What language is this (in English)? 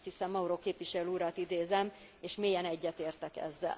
Hungarian